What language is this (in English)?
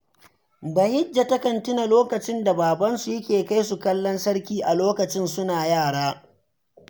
Hausa